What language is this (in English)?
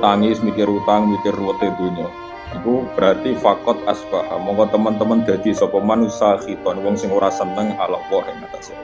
Indonesian